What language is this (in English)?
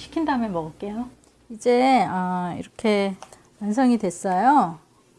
Korean